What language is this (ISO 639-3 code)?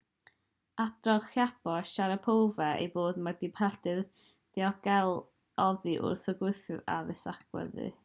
cym